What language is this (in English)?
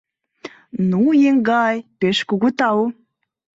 Mari